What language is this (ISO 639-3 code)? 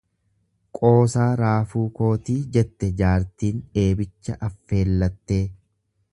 orm